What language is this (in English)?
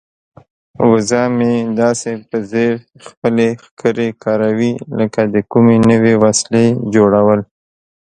Pashto